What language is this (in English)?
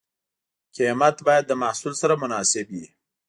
Pashto